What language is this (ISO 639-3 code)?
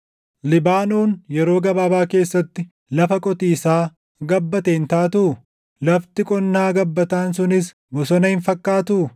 orm